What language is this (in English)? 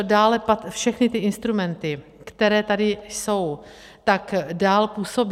Czech